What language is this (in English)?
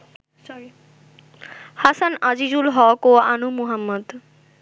Bangla